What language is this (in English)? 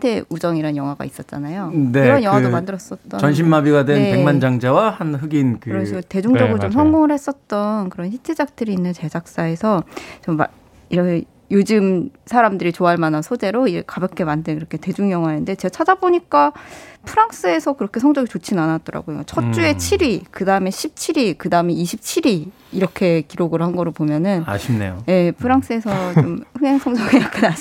Korean